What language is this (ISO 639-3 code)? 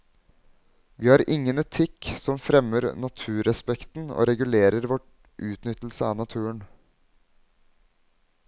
nor